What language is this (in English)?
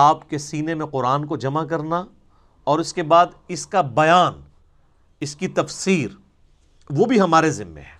Urdu